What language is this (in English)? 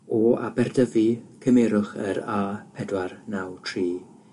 Welsh